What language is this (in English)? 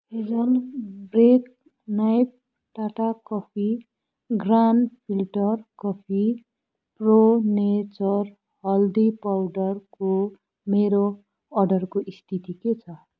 Nepali